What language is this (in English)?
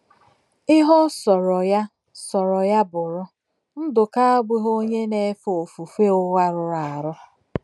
Igbo